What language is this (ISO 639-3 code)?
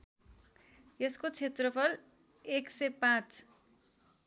nep